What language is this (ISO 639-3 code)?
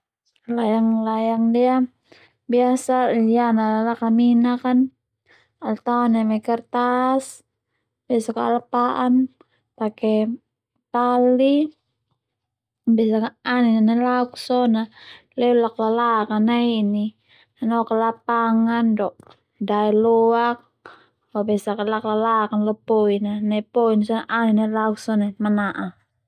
twu